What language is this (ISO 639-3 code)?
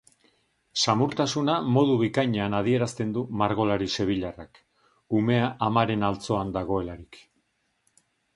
eus